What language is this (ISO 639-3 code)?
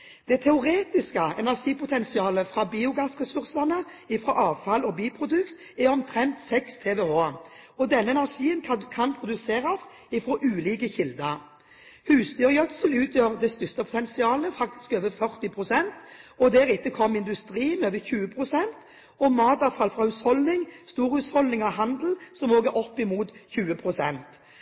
nob